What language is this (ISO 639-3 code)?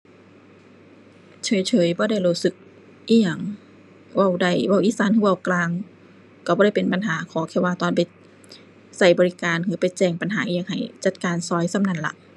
tha